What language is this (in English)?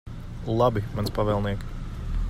Latvian